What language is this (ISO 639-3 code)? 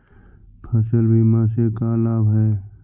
mag